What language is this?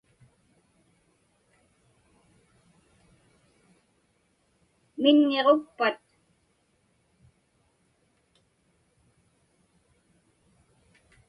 Inupiaq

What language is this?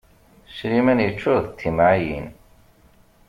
Kabyle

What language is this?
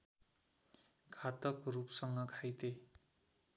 Nepali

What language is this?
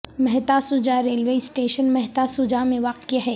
Urdu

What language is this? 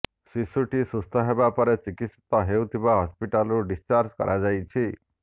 Odia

